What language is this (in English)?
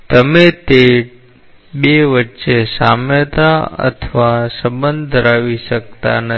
Gujarati